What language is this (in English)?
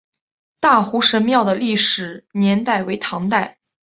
Chinese